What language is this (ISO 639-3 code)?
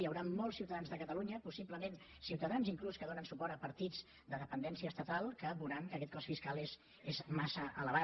cat